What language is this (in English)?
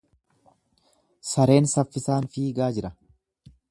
Oromo